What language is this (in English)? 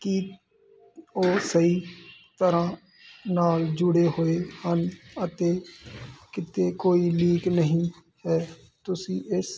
Punjabi